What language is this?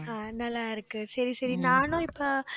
Tamil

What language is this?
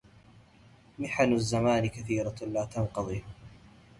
Arabic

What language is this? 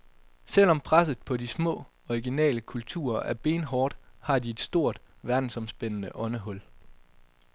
Danish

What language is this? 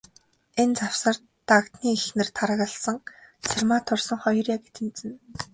Mongolian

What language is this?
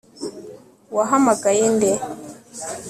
Kinyarwanda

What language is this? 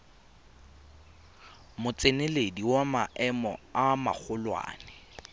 Tswana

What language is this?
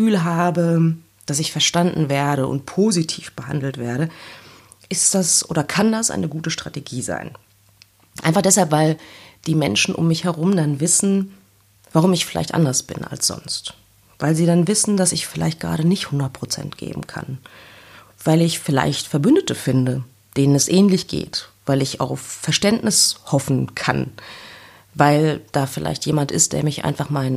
German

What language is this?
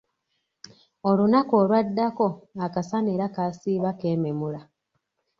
Ganda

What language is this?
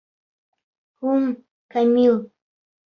Bashkir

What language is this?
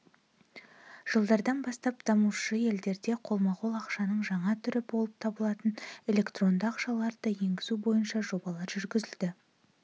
Kazakh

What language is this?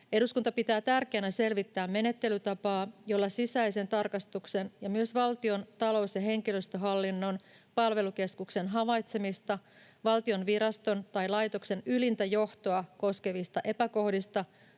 Finnish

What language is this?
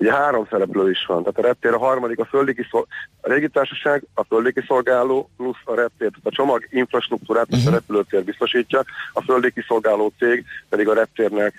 Hungarian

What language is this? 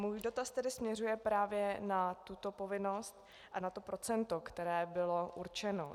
Czech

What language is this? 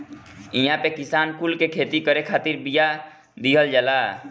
Bhojpuri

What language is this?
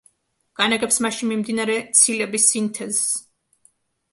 Georgian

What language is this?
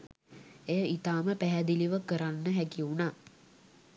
Sinhala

